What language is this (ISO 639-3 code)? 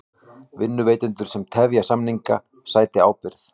isl